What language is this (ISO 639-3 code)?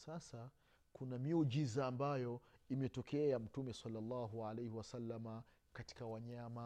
swa